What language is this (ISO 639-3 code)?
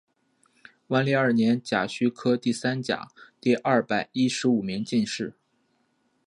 zho